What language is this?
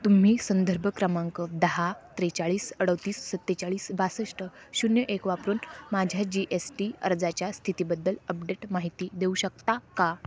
Marathi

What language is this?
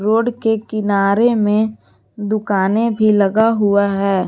Hindi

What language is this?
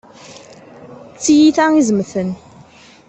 Kabyle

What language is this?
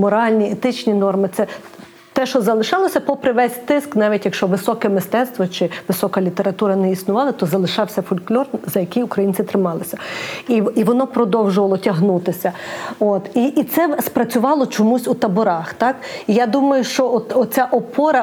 Ukrainian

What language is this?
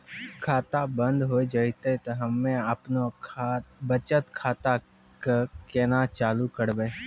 Maithili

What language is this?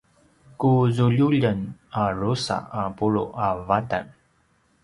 Paiwan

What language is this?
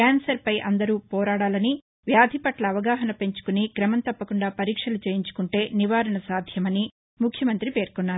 Telugu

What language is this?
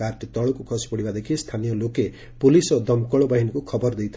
Odia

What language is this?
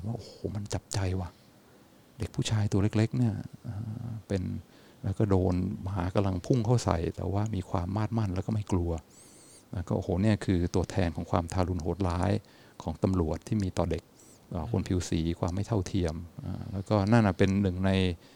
Thai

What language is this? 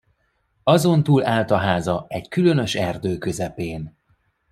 Hungarian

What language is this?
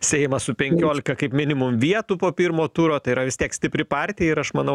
Lithuanian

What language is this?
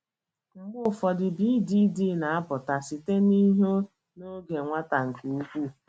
Igbo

